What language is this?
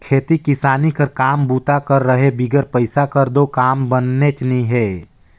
Chhattisgarhi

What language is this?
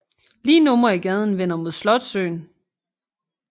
Danish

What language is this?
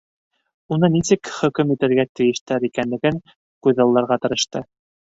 Bashkir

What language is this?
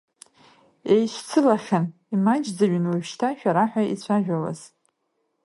Abkhazian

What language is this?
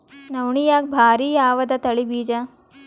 Kannada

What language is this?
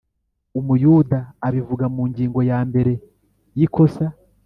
Kinyarwanda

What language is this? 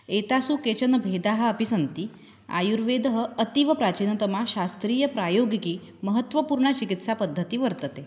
Sanskrit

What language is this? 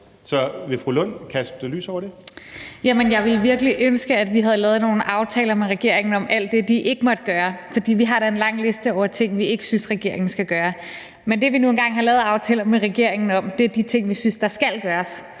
Danish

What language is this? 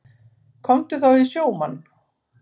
Icelandic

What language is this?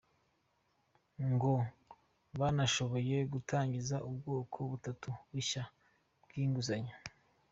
Kinyarwanda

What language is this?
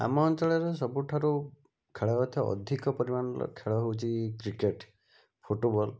Odia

